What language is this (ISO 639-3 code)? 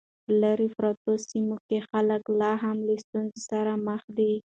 pus